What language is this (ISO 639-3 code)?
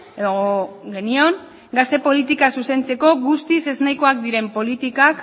eus